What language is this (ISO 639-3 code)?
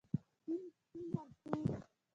pus